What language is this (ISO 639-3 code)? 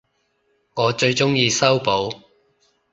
yue